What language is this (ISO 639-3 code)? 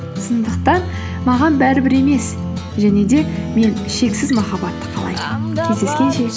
kaz